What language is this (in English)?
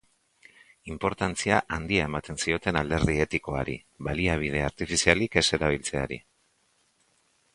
Basque